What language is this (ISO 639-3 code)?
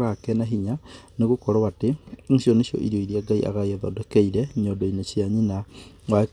kik